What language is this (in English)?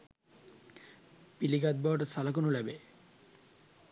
Sinhala